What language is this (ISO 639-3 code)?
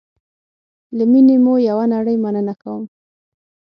pus